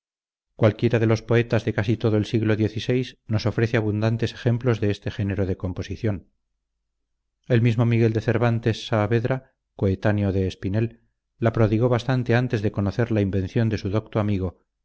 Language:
Spanish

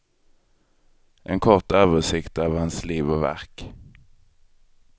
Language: Swedish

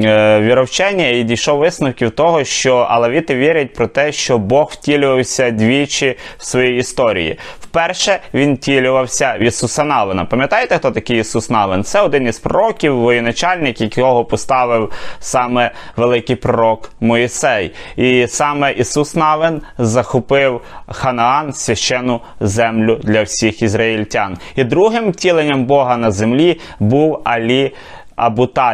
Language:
Ukrainian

